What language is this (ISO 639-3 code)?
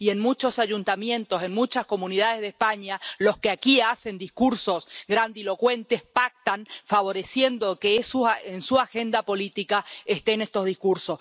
spa